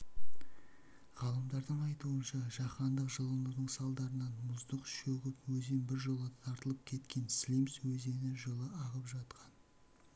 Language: Kazakh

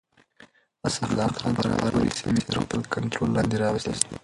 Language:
Pashto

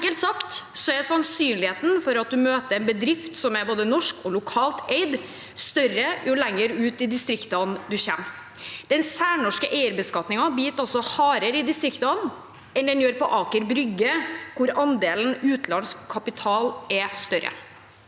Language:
Norwegian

